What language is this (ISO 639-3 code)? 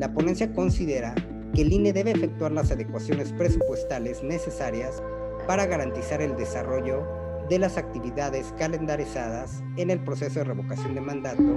spa